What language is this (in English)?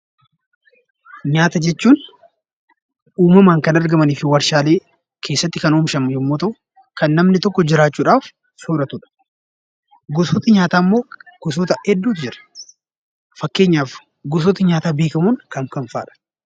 Oromo